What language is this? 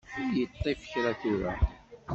Kabyle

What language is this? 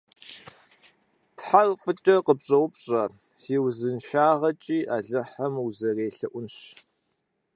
Kabardian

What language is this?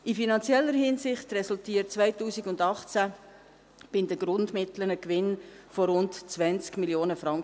Swiss German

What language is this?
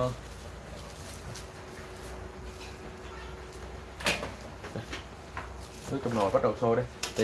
Vietnamese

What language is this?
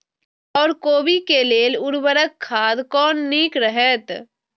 Maithili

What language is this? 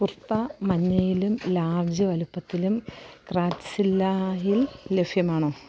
Malayalam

